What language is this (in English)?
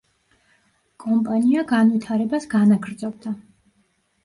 Georgian